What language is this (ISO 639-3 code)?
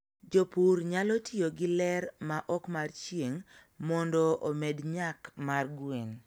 luo